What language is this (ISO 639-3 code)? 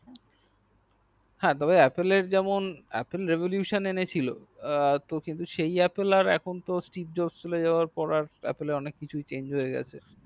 ben